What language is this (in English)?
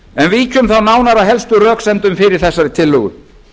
Icelandic